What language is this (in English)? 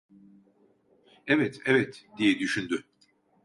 Turkish